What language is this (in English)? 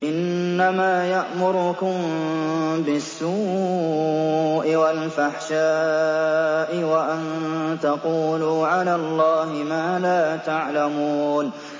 Arabic